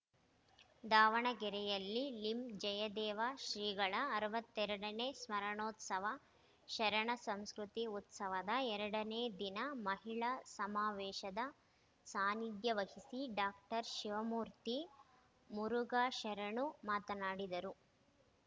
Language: Kannada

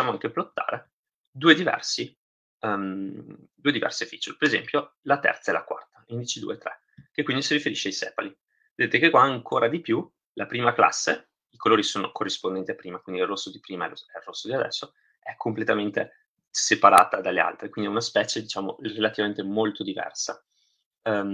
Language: Italian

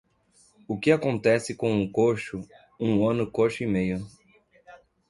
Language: Portuguese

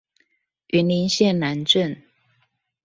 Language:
Chinese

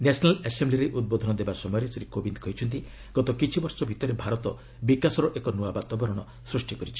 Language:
Odia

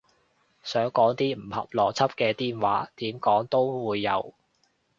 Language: Cantonese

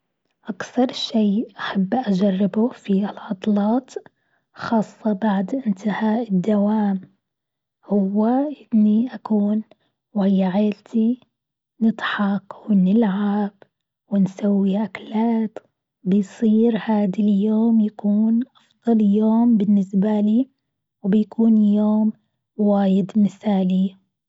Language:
Gulf Arabic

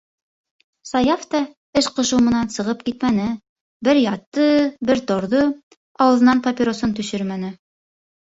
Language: Bashkir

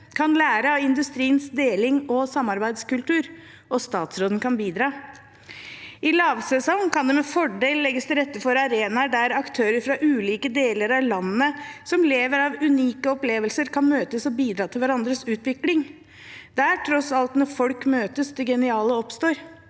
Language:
Norwegian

